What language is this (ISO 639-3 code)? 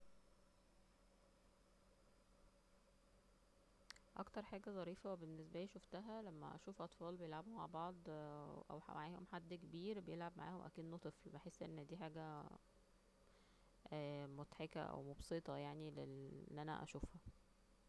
arz